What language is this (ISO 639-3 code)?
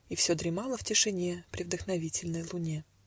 rus